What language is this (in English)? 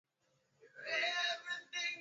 Swahili